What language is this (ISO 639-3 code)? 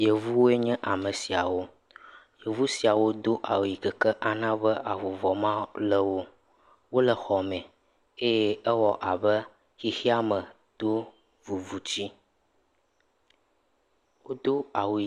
ewe